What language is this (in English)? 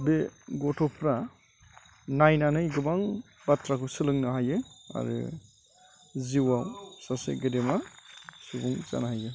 Bodo